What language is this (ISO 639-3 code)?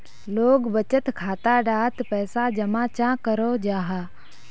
mag